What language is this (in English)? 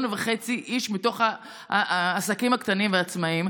Hebrew